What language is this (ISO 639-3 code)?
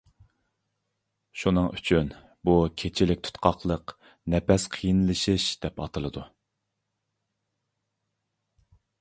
uig